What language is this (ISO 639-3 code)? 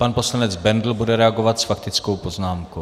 ces